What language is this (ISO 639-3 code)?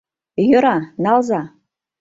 chm